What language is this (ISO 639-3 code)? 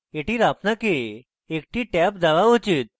ben